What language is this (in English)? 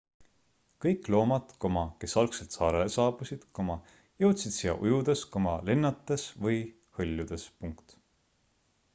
Estonian